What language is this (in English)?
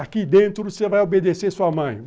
Portuguese